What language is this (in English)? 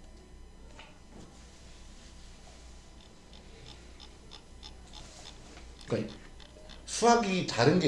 Korean